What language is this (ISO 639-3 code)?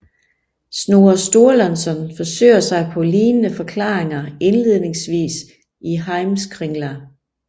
dan